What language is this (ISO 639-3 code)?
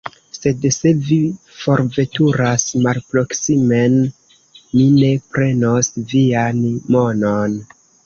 epo